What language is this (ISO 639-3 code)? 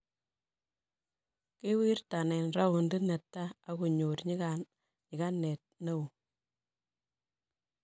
kln